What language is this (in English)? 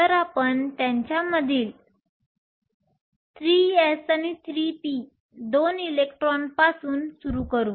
Marathi